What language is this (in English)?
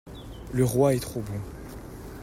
French